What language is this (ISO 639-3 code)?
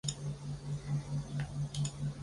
zho